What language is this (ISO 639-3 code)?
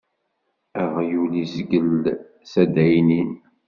kab